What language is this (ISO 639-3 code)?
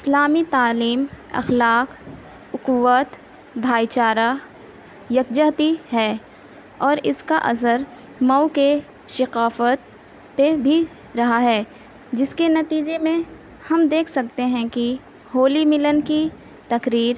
urd